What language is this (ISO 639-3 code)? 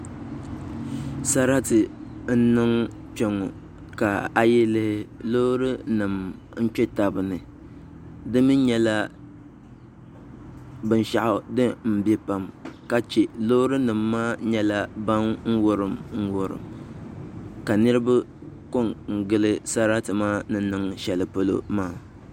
dag